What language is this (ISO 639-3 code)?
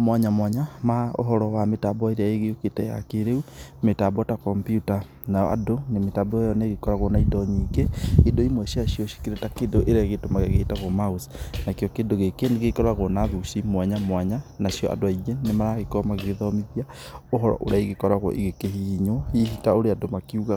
kik